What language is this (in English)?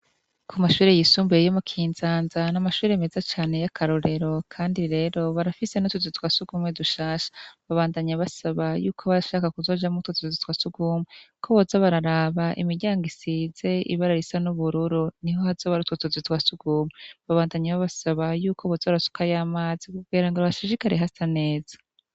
Rundi